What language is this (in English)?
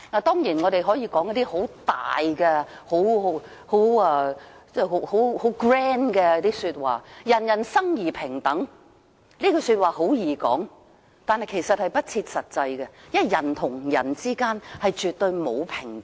Cantonese